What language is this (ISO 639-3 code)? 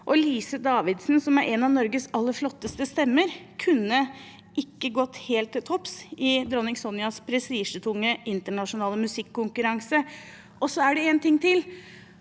nor